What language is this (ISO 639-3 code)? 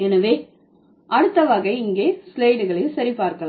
tam